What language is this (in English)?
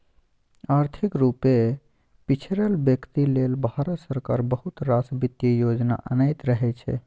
Maithili